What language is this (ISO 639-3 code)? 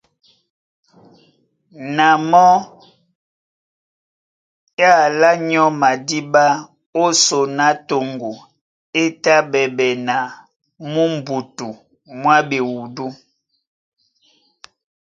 dua